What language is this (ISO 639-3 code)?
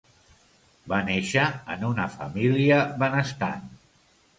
cat